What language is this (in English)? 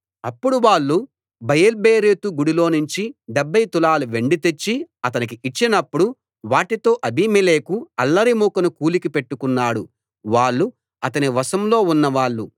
Telugu